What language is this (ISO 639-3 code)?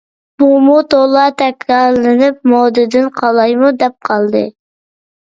uig